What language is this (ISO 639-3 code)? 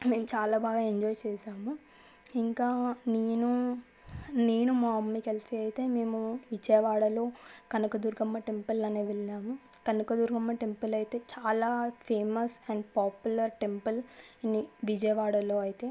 tel